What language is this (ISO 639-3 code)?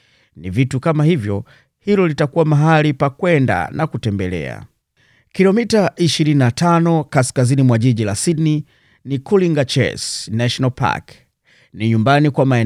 swa